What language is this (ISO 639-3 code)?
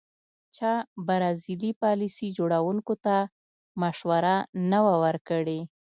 pus